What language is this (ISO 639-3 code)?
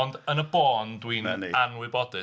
cym